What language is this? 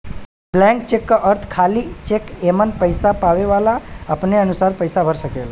Bhojpuri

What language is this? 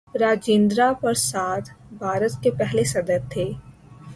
Urdu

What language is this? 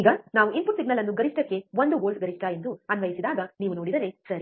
Kannada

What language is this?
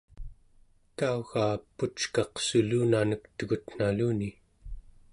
Central Yupik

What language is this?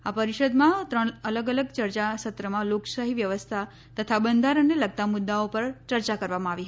Gujarati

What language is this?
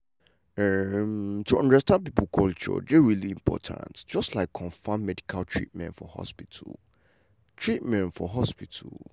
Nigerian Pidgin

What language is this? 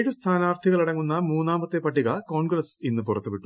Malayalam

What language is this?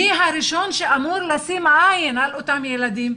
Hebrew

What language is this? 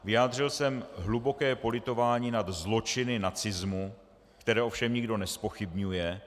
Czech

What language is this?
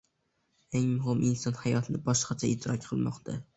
Uzbek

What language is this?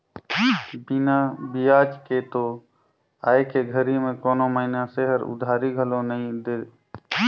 Chhattisgarhi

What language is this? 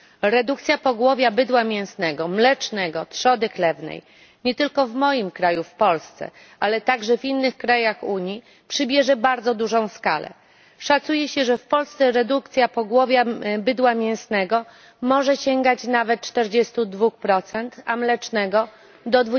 Polish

